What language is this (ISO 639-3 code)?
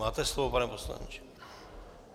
ces